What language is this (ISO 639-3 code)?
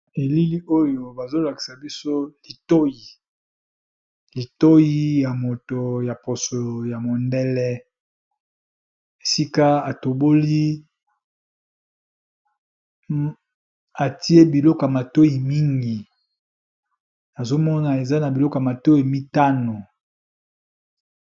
lin